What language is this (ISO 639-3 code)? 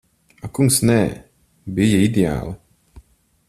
lav